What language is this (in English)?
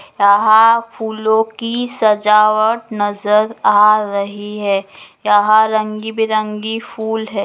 Magahi